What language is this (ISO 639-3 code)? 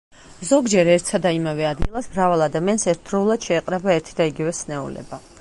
kat